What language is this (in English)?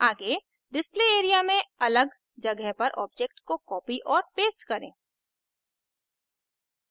Hindi